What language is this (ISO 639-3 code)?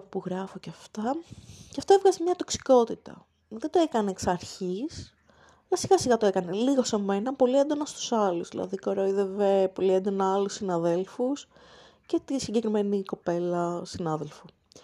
ell